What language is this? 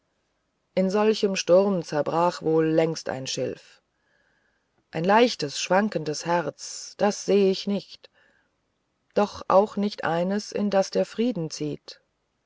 German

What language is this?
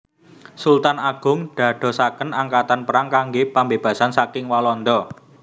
Javanese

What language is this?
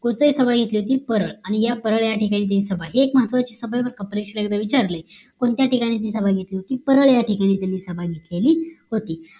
Marathi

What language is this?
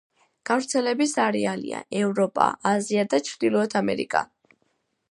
Georgian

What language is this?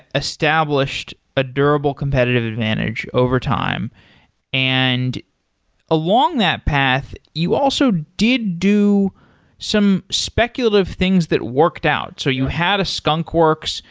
English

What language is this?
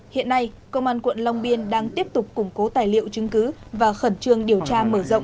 Vietnamese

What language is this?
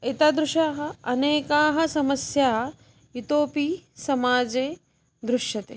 Sanskrit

